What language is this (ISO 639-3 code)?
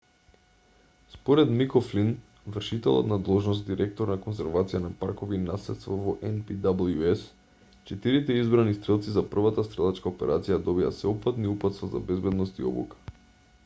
mkd